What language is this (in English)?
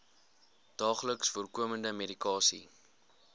Afrikaans